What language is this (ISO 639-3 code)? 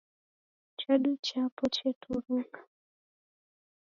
dav